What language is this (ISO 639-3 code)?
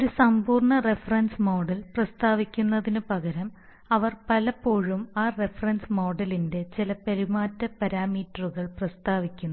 mal